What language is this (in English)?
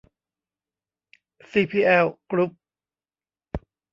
Thai